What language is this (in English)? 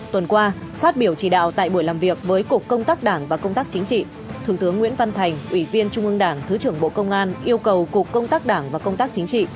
Vietnamese